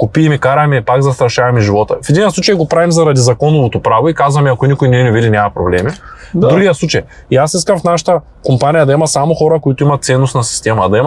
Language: Bulgarian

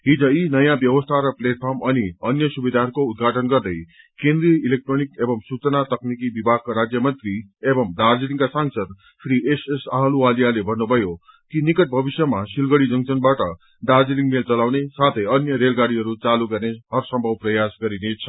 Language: Nepali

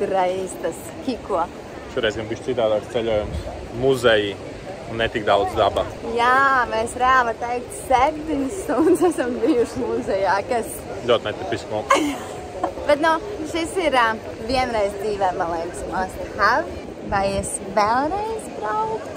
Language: Latvian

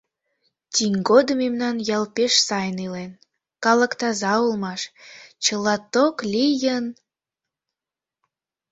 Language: Mari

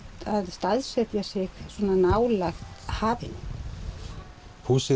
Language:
Icelandic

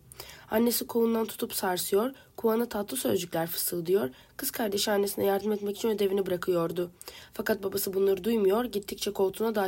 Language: Turkish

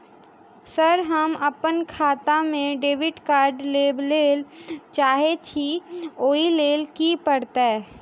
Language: Maithili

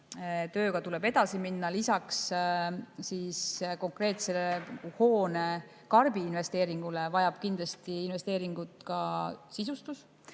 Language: Estonian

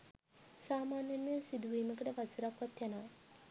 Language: Sinhala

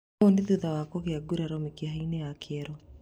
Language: Kikuyu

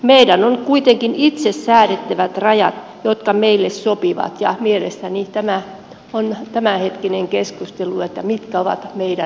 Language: Finnish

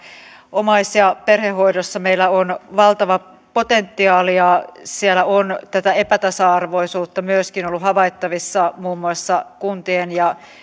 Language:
Finnish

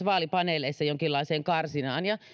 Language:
Finnish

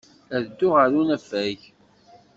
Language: Kabyle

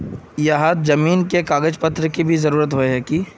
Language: Magahi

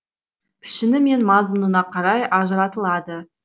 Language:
Kazakh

